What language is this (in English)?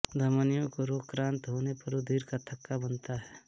Hindi